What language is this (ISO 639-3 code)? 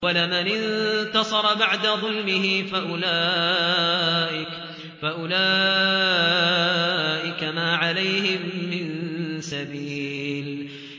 ara